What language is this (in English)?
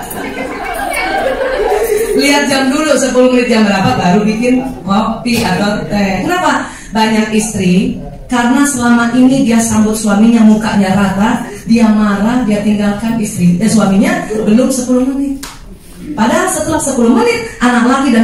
Indonesian